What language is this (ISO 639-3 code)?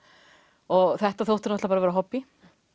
isl